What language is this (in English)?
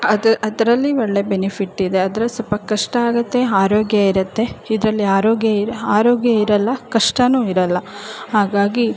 Kannada